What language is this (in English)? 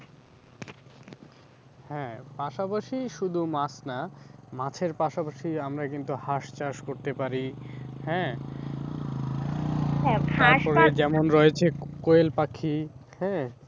Bangla